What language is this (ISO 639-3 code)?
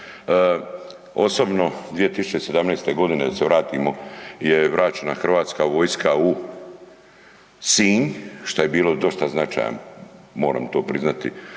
hrv